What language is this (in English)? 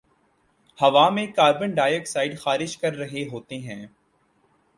Urdu